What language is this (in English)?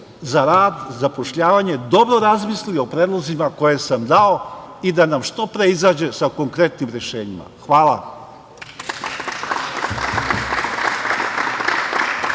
Serbian